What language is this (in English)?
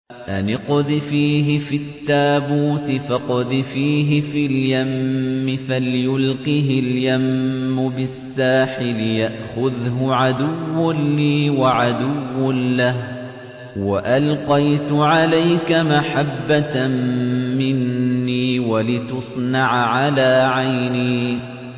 Arabic